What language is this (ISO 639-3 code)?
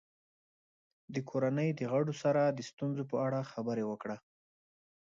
pus